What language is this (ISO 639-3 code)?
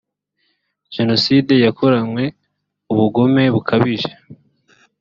kin